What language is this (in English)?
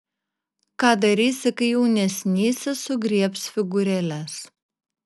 Lithuanian